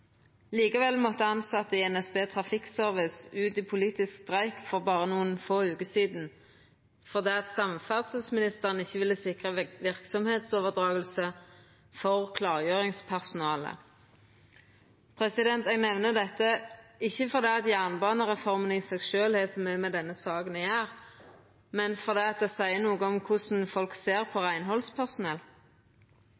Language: Norwegian Nynorsk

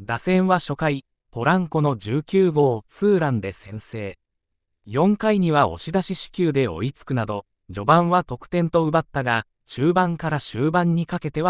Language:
Japanese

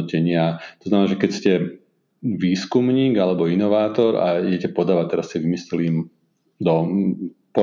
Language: Slovak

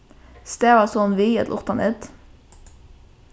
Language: Faroese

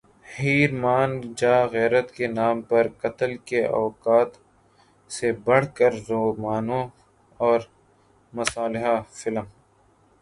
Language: Urdu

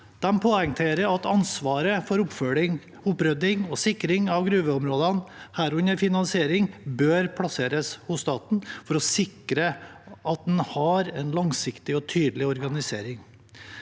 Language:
Norwegian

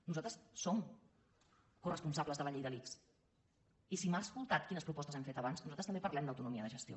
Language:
Catalan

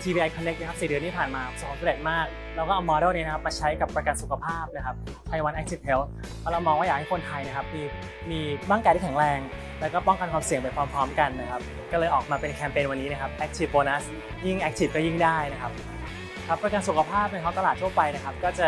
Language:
Thai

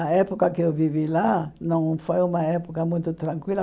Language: Portuguese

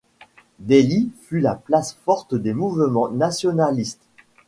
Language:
French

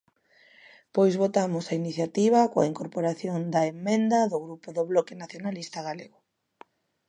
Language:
Galician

